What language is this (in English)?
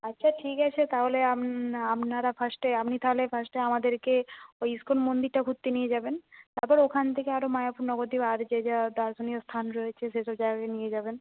Bangla